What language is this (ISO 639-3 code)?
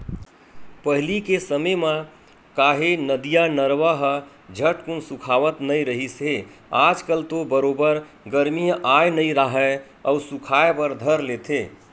hne